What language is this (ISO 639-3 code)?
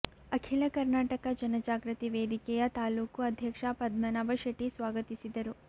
kan